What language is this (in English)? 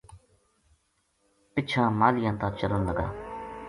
Gujari